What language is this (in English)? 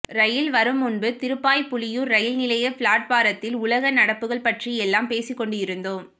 Tamil